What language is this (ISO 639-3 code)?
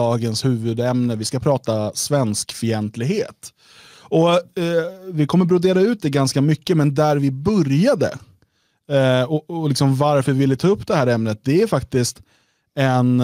swe